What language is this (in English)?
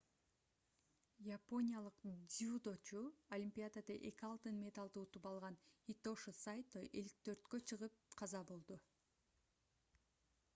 Kyrgyz